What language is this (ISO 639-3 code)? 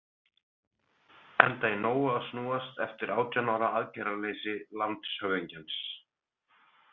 isl